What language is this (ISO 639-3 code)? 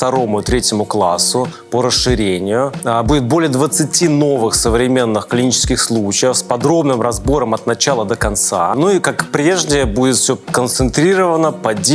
rus